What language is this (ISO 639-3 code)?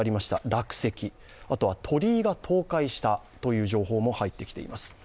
jpn